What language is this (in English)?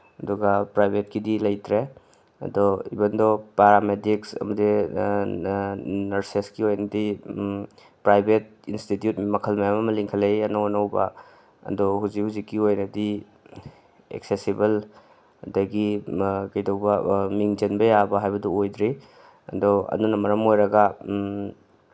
Manipuri